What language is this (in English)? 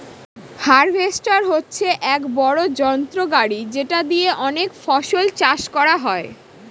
Bangla